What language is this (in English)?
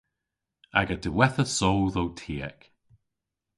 Cornish